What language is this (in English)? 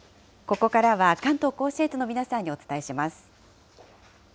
Japanese